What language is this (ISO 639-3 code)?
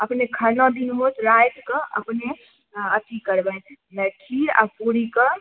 mai